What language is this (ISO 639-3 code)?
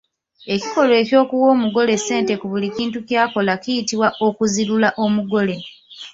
lug